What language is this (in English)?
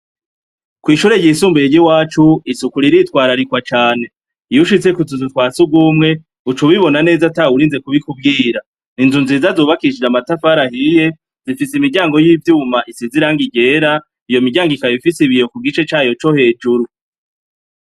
Rundi